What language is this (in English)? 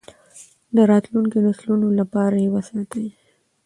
Pashto